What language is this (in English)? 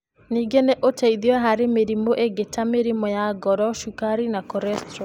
Kikuyu